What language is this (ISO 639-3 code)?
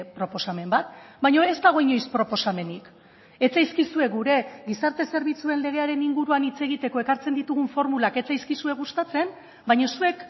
eus